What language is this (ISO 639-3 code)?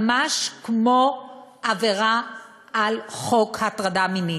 heb